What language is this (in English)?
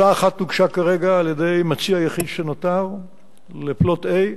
Hebrew